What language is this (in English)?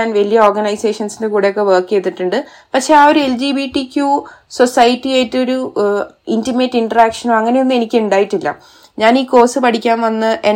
Malayalam